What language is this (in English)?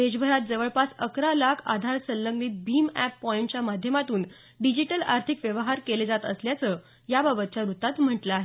Marathi